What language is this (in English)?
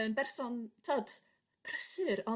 Welsh